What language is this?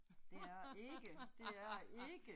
Danish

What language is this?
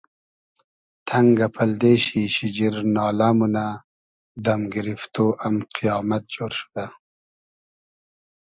Hazaragi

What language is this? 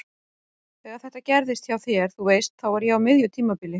Icelandic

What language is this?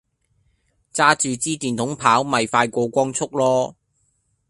Cantonese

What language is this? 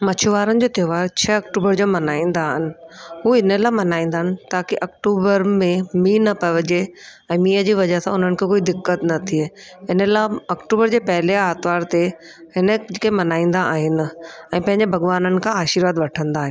Sindhi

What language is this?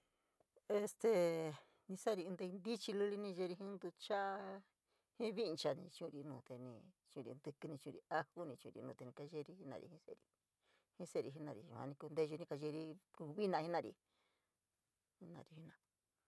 San Miguel El Grande Mixtec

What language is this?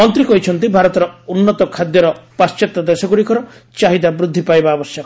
Odia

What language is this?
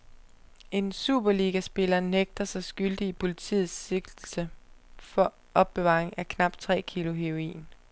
Danish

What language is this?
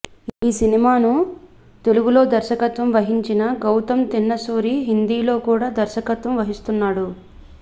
Telugu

